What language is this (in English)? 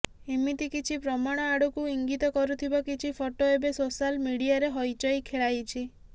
Odia